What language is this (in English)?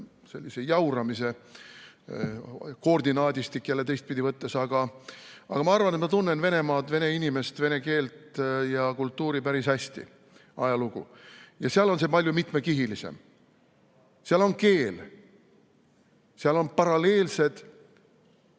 Estonian